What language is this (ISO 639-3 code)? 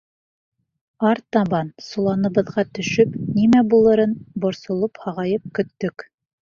bak